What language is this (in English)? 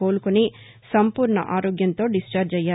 Telugu